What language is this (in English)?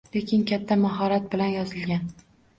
Uzbek